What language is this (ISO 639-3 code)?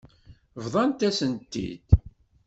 kab